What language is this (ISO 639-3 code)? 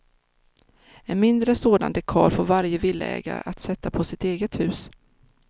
swe